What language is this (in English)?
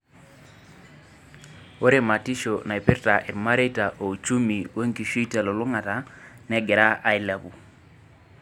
Masai